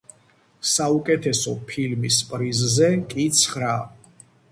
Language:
Georgian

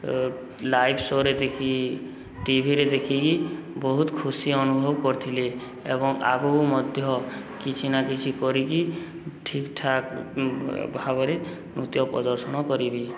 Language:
Odia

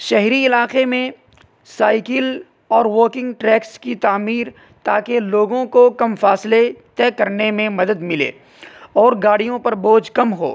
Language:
Urdu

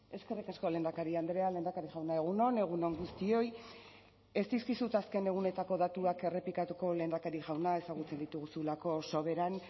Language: Basque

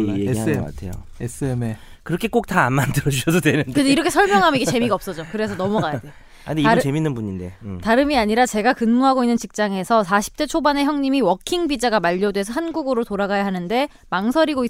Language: Korean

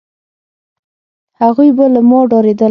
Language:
Pashto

